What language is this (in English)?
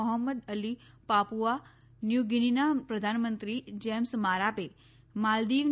Gujarati